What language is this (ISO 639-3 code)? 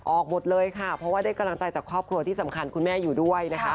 tha